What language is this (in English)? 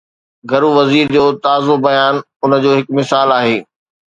Sindhi